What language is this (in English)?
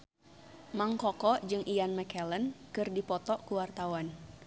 Sundanese